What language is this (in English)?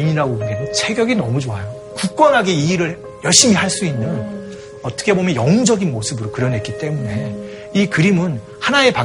Korean